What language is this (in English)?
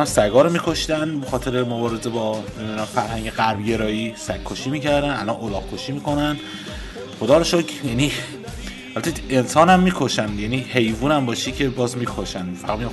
Persian